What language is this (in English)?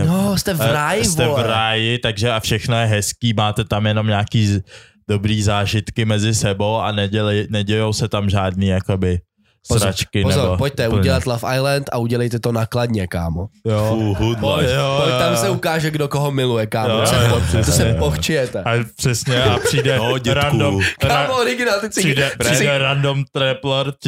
Czech